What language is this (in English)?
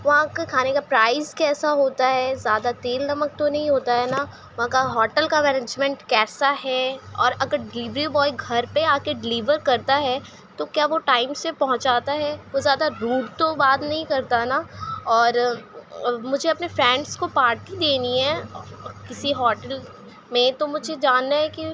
Urdu